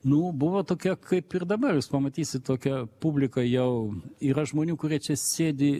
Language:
Lithuanian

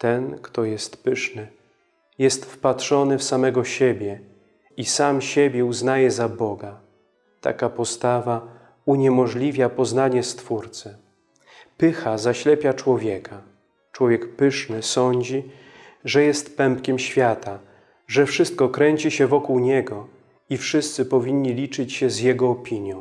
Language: Polish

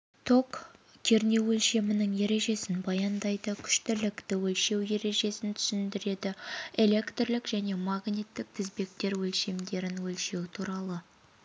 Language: Kazakh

